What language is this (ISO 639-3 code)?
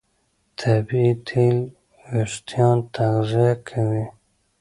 pus